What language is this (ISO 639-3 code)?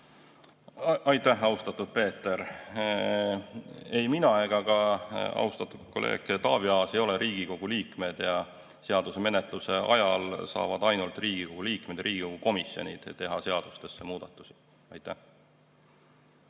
est